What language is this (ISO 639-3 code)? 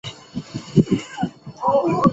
zho